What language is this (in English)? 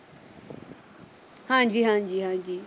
Punjabi